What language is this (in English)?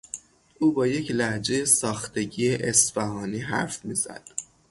Persian